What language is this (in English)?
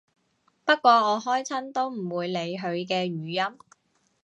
Cantonese